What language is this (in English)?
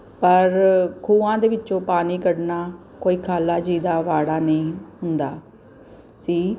Punjabi